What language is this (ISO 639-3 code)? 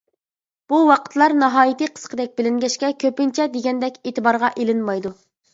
uig